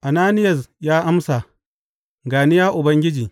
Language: Hausa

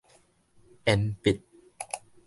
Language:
Min Nan Chinese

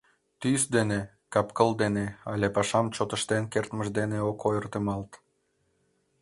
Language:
Mari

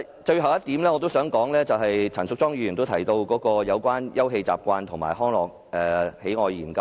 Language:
Cantonese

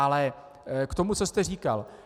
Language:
Czech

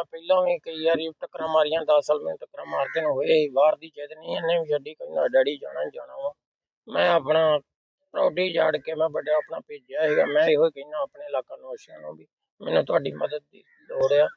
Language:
Punjabi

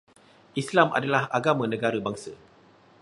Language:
Malay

